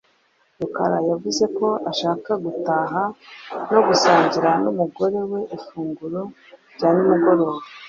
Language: Kinyarwanda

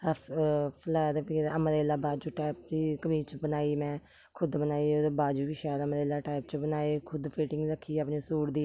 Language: Dogri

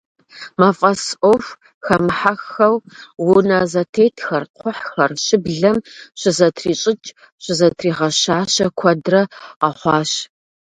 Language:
Kabardian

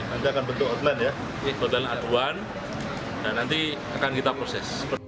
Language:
Indonesian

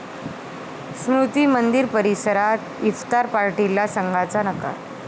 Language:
Marathi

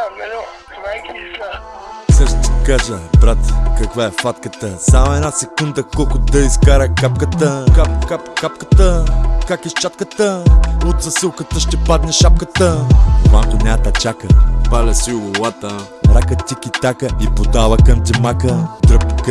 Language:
Bulgarian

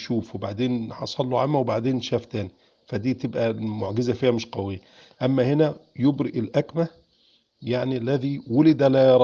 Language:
Arabic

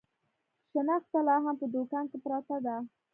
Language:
Pashto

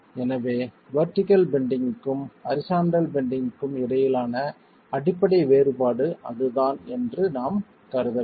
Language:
Tamil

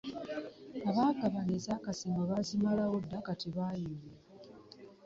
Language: Ganda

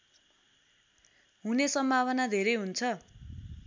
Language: Nepali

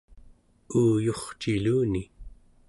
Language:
Central Yupik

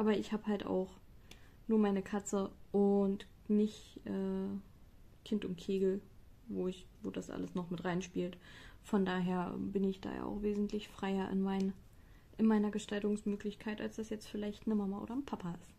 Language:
German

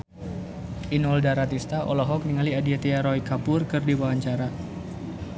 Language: Sundanese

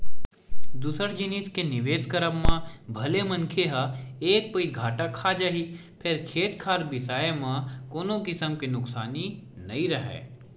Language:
Chhattisgarhi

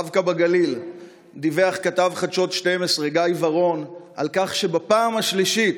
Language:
Hebrew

